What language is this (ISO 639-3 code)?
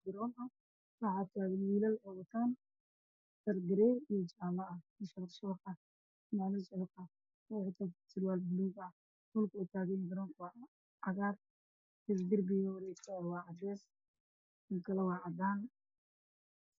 som